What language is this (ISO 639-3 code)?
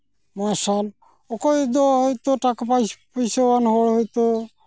sat